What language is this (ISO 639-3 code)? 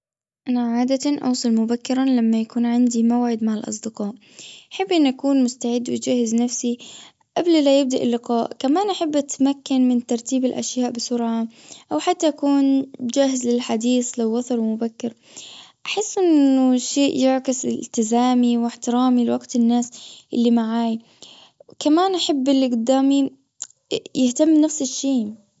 afb